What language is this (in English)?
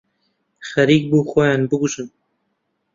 Central Kurdish